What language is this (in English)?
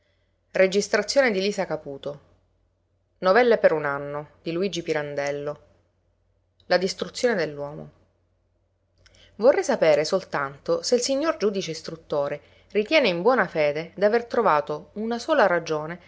Italian